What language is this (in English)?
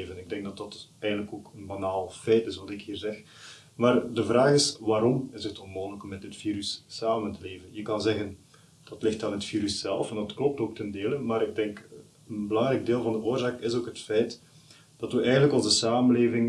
Dutch